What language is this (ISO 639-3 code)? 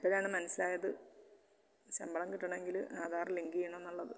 mal